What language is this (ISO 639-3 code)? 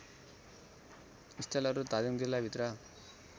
nep